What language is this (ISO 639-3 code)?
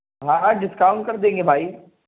urd